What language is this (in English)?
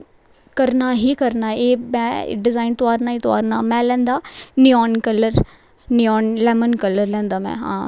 Dogri